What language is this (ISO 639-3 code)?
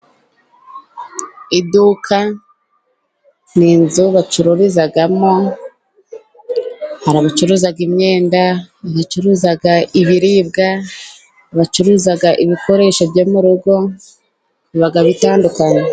kin